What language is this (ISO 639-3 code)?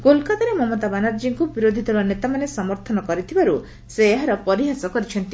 ori